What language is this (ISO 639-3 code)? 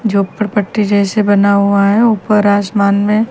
hin